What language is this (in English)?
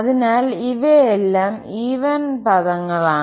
Malayalam